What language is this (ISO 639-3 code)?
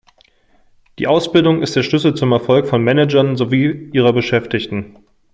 deu